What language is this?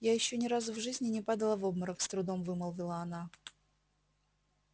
Russian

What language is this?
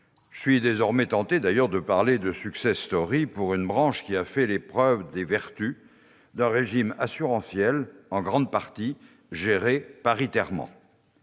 French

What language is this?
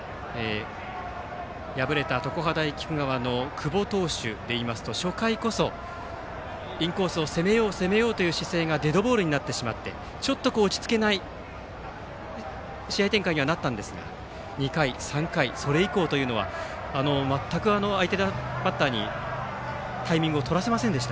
Japanese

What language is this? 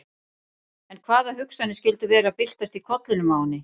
Icelandic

